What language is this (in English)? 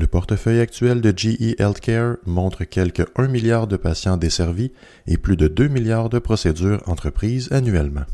French